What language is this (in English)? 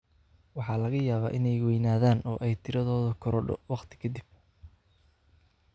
Somali